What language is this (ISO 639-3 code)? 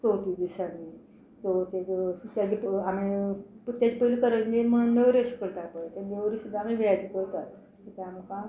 kok